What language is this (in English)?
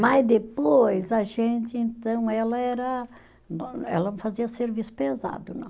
Portuguese